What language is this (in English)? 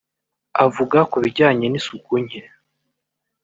Kinyarwanda